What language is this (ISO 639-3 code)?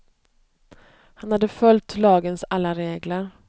swe